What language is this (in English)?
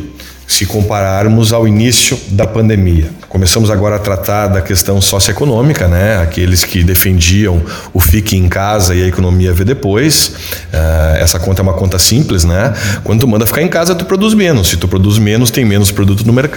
Portuguese